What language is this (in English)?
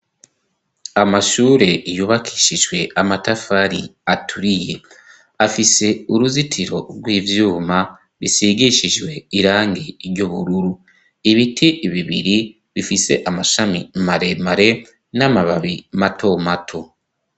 Rundi